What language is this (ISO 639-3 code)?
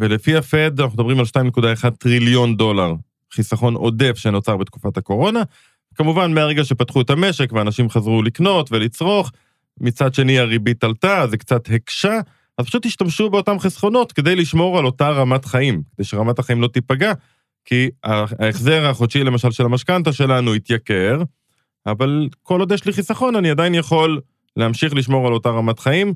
heb